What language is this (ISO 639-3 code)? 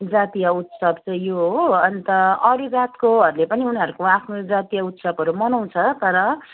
nep